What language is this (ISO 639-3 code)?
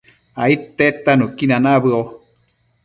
mcf